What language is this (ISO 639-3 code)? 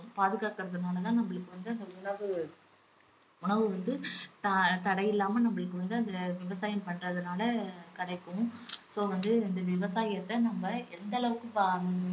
tam